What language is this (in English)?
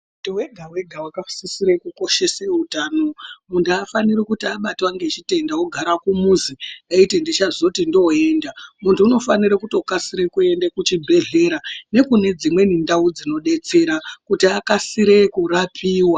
Ndau